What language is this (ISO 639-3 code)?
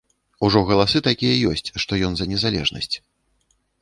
bel